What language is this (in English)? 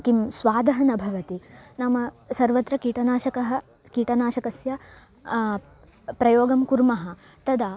Sanskrit